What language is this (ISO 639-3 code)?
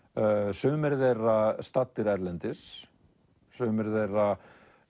isl